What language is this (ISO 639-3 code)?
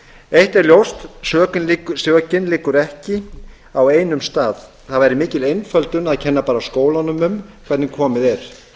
isl